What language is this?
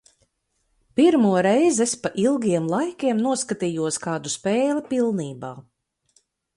Latvian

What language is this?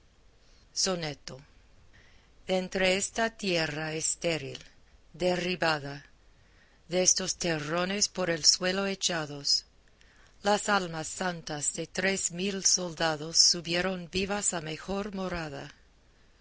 Spanish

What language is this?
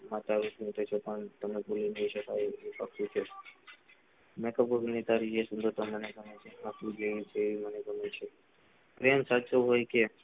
Gujarati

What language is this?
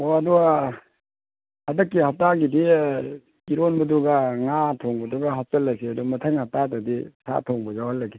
Manipuri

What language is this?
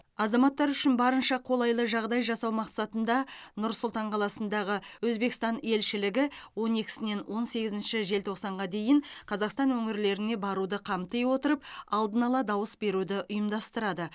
Kazakh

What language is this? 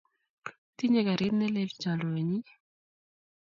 Kalenjin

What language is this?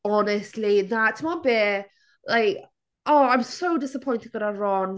Welsh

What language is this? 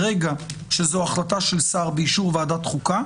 Hebrew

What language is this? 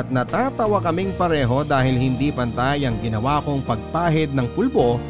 Filipino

